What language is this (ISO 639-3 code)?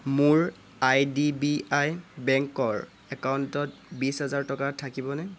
asm